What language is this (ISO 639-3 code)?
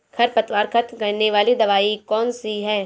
hin